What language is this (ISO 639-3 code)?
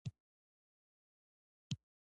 pus